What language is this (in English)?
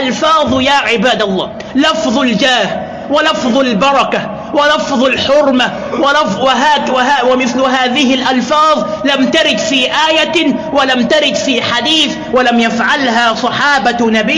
Arabic